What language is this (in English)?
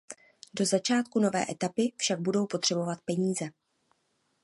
Czech